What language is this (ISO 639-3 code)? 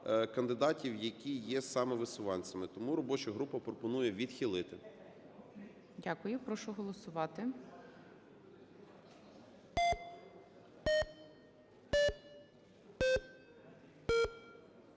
ukr